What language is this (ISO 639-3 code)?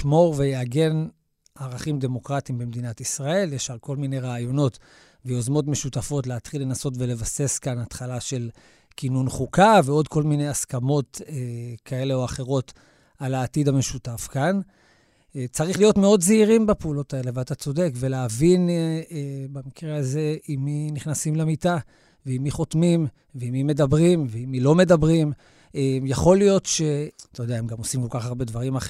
heb